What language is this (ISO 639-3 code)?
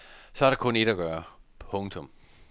dan